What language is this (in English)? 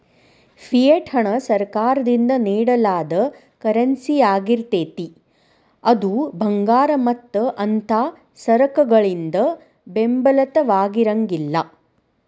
Kannada